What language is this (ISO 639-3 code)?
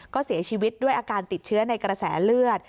tha